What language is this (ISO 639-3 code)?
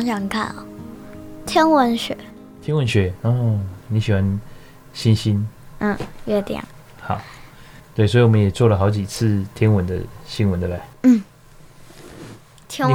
zho